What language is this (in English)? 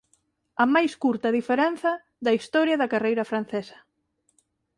Galician